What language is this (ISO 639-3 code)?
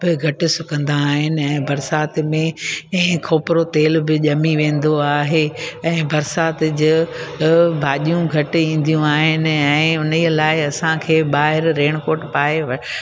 snd